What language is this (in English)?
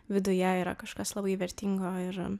Lithuanian